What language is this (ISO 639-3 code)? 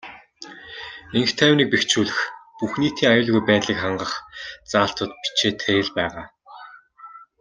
mon